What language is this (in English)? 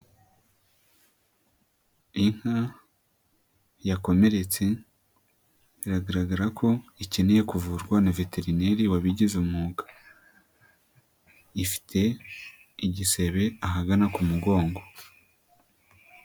Kinyarwanda